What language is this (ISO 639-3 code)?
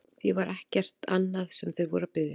isl